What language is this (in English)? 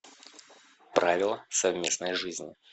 Russian